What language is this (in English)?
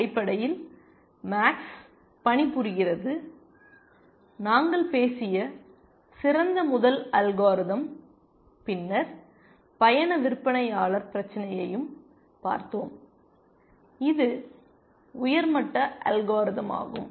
Tamil